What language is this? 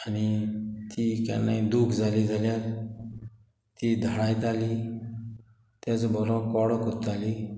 Konkani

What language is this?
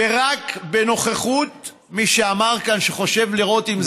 Hebrew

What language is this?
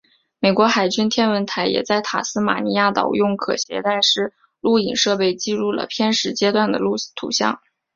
Chinese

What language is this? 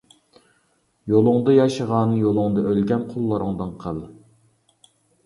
Uyghur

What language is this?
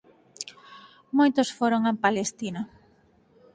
Galician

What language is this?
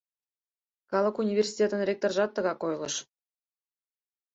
Mari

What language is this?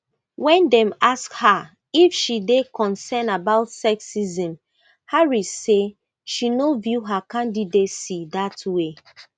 Nigerian Pidgin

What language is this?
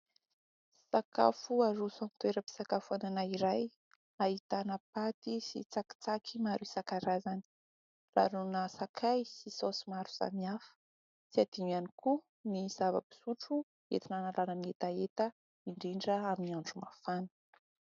Malagasy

